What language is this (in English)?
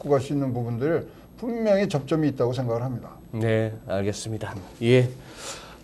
Korean